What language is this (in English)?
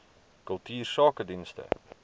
Afrikaans